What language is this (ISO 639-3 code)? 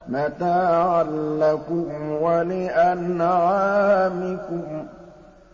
ara